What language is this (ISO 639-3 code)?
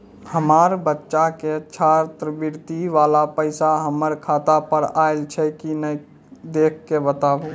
mai